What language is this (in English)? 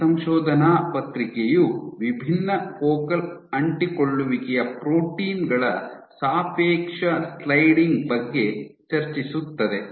Kannada